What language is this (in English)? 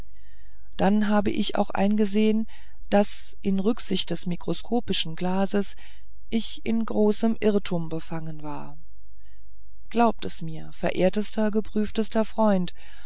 German